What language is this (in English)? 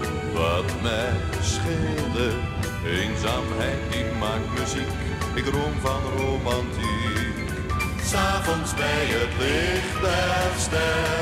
Dutch